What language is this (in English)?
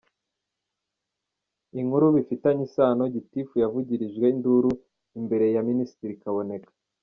Kinyarwanda